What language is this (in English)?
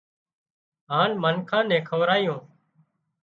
Wadiyara Koli